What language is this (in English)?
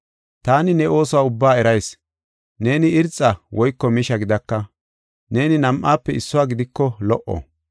Gofa